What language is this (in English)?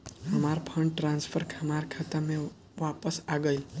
Bhojpuri